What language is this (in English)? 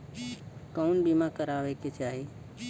Bhojpuri